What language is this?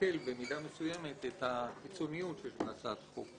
Hebrew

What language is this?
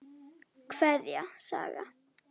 Icelandic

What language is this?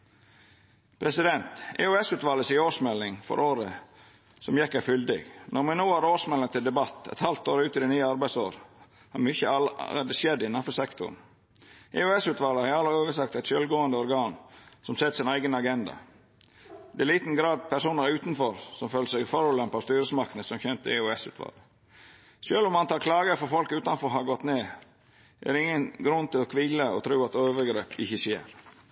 Norwegian Nynorsk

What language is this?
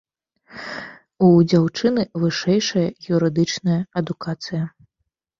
Belarusian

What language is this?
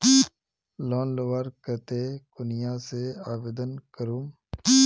Magahi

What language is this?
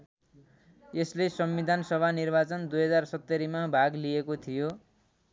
Nepali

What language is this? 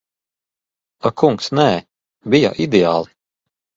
Latvian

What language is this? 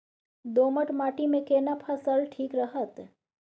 Maithili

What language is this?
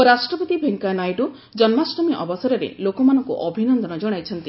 Odia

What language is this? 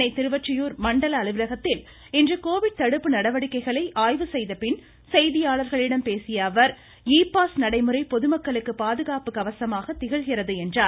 Tamil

